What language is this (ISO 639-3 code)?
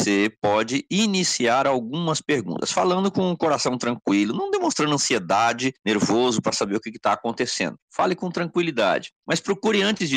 por